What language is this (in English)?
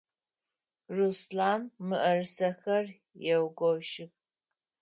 Adyghe